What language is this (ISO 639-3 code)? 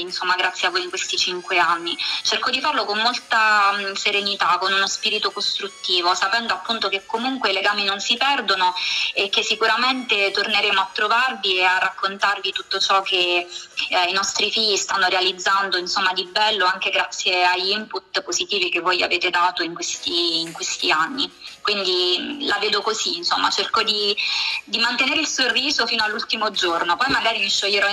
ita